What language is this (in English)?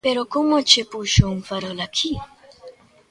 Galician